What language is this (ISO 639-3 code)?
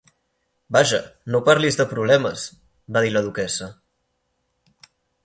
cat